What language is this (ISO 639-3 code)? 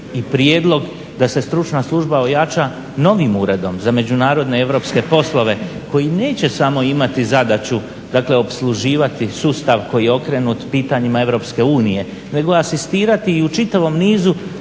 hrv